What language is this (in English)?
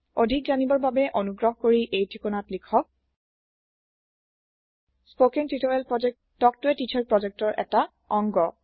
Assamese